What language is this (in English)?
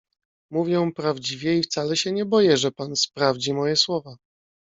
Polish